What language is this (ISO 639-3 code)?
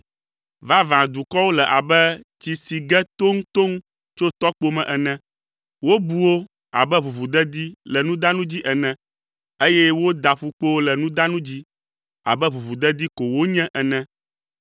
ewe